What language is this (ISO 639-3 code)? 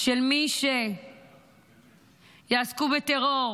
heb